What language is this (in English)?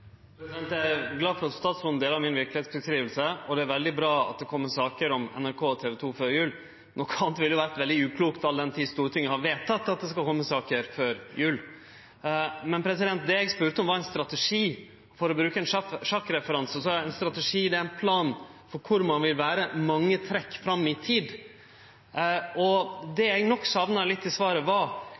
Norwegian Nynorsk